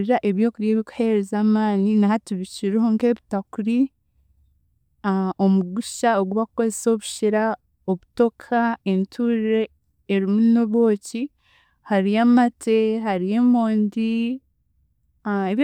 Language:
Chiga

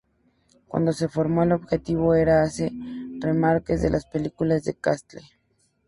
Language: Spanish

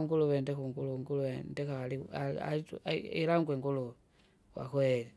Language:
Kinga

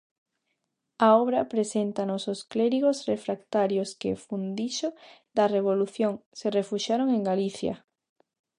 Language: Galician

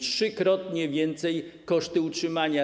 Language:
Polish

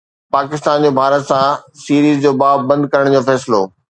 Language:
Sindhi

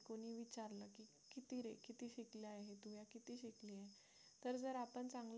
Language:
Marathi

